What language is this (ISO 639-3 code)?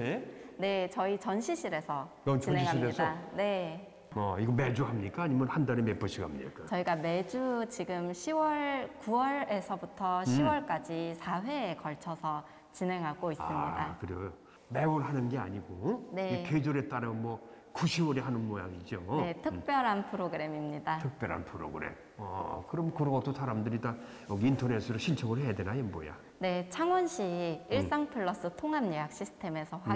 kor